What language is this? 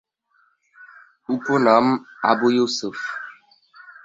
Bangla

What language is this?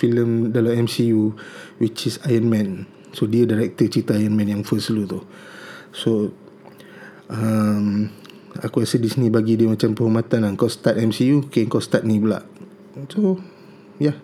Malay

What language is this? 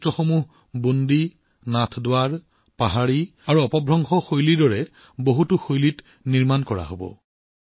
Assamese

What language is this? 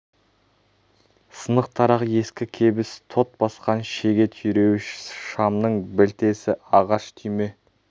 Kazakh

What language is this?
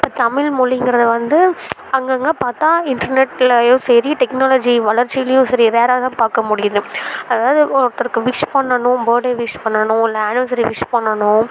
Tamil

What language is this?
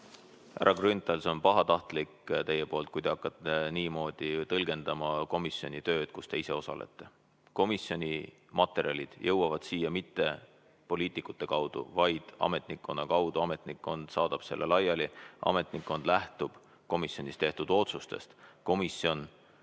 Estonian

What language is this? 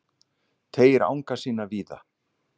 Icelandic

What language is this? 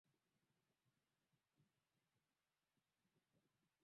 Swahili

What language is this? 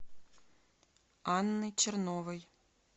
Russian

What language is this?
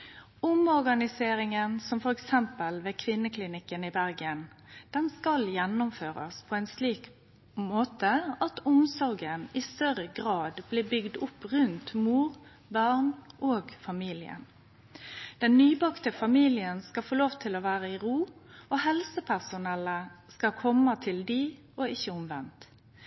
Norwegian Nynorsk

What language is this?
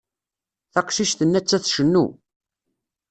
Kabyle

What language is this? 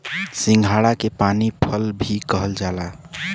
Bhojpuri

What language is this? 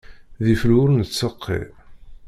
Kabyle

